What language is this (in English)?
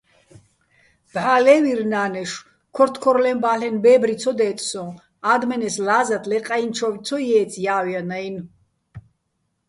Bats